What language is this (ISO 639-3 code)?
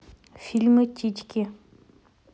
rus